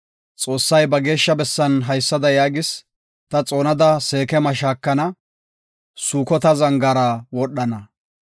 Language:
Gofa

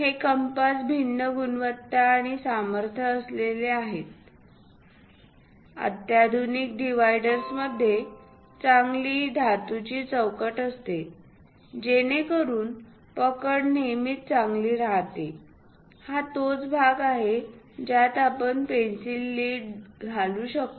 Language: Marathi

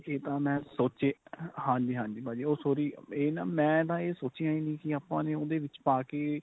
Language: Punjabi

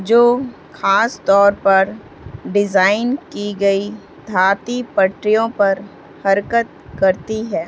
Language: Urdu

